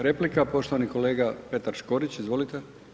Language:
Croatian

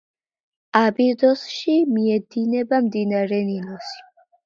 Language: Georgian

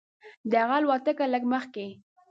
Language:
Pashto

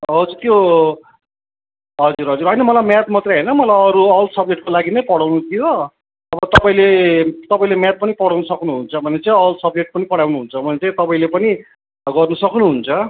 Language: Nepali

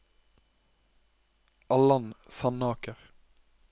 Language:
Norwegian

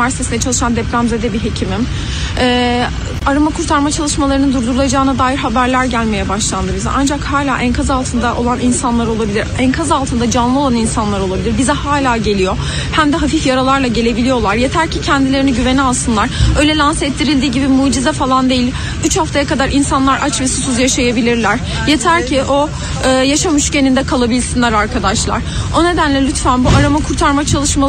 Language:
Turkish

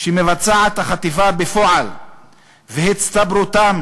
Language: Hebrew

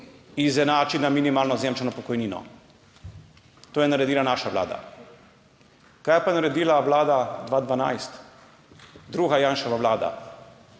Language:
Slovenian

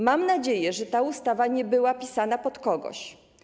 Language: Polish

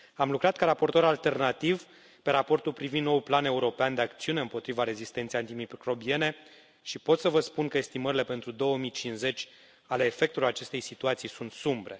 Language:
Romanian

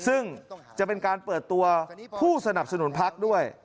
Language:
Thai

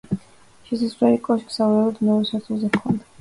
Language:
Georgian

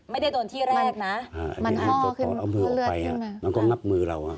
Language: Thai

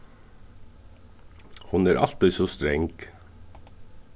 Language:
Faroese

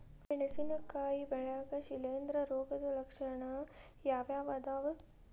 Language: Kannada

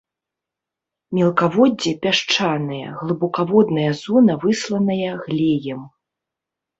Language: Belarusian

